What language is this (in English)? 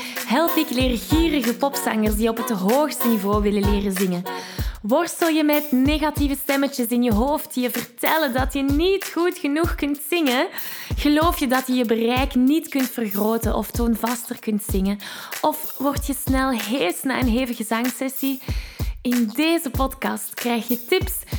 Dutch